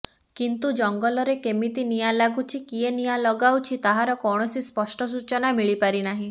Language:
Odia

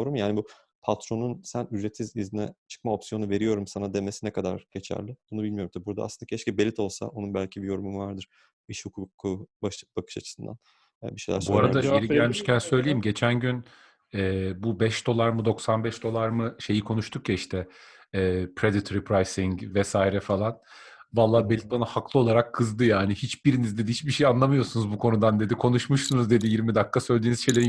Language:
Turkish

